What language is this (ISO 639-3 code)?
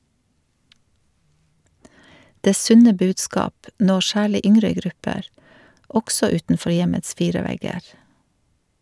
nor